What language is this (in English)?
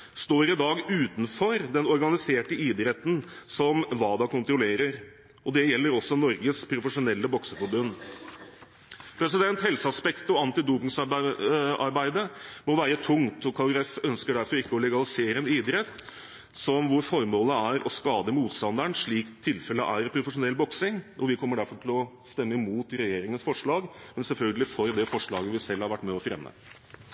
Norwegian Bokmål